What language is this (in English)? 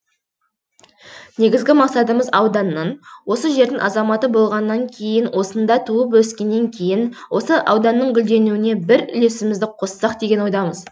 Kazakh